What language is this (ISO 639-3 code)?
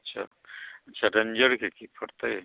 mai